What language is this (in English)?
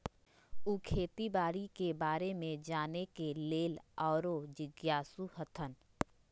Magahi